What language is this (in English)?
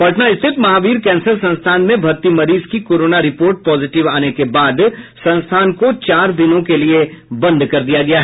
Hindi